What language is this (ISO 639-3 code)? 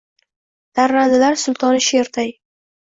uzb